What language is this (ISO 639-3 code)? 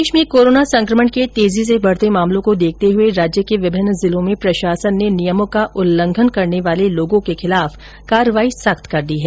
hin